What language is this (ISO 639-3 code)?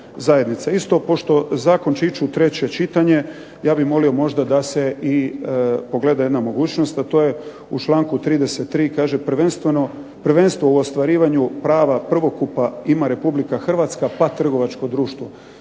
hrv